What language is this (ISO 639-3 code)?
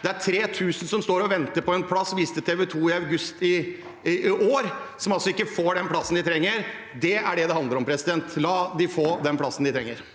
nor